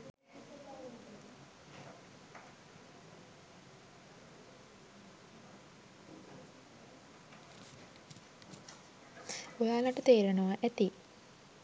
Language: Sinhala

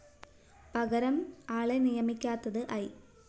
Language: Malayalam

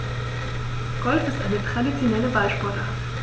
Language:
German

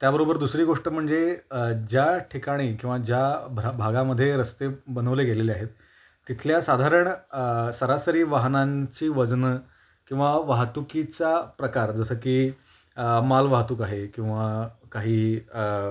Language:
Marathi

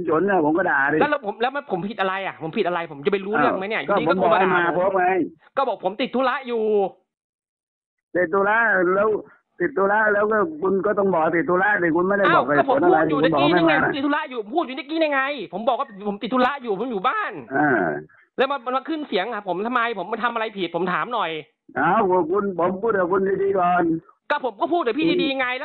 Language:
Thai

